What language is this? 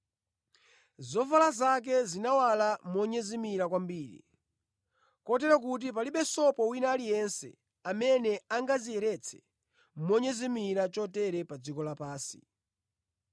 Nyanja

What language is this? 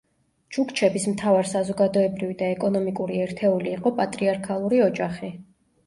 Georgian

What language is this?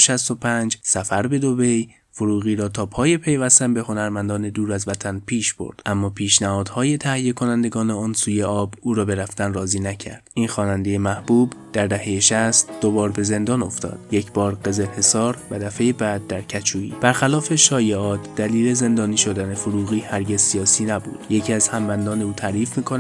Persian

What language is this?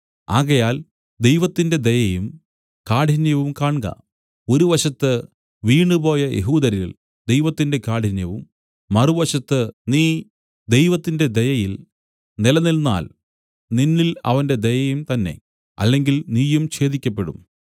Malayalam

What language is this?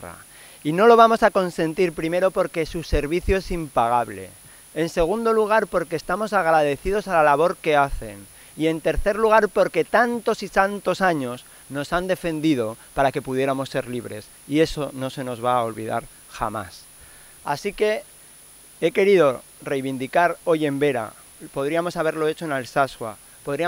Spanish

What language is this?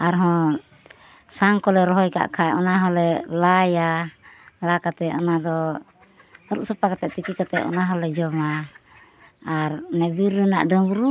Santali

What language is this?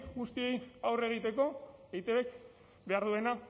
Basque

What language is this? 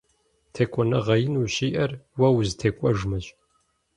Kabardian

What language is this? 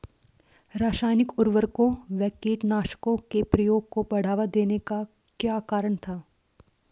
Hindi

